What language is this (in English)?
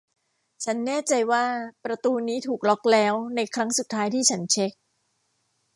Thai